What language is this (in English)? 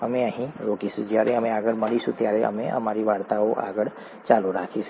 Gujarati